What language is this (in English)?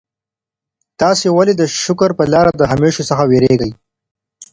Pashto